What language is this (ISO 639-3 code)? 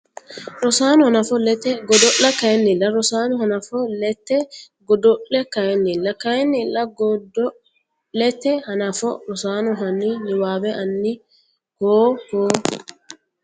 sid